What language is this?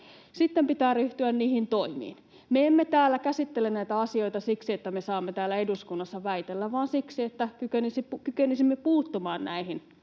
Finnish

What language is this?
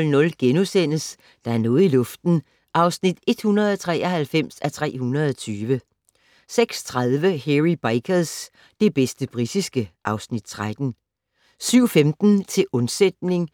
Danish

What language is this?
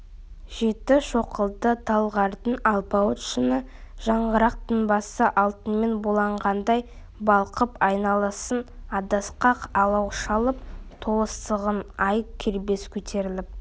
Kazakh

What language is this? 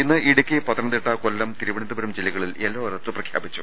Malayalam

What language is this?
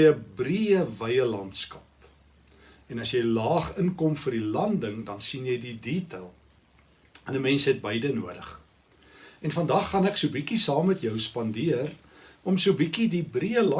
Dutch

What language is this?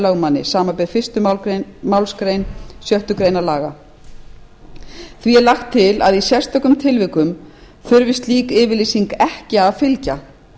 Icelandic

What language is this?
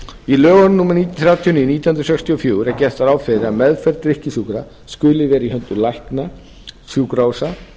Icelandic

